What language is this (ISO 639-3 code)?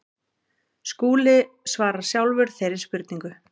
isl